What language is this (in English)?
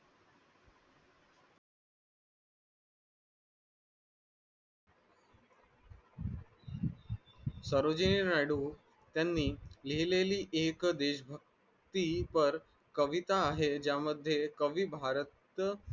Marathi